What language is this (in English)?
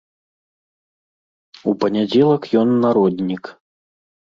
Belarusian